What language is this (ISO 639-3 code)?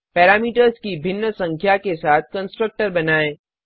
hin